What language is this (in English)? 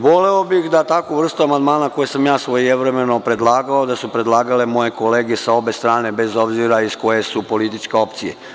Serbian